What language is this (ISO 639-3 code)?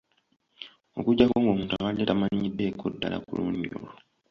lug